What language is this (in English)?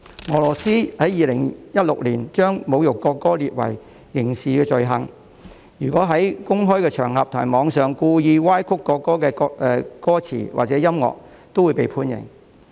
Cantonese